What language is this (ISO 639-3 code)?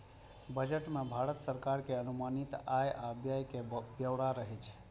mai